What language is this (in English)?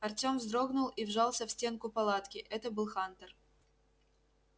Russian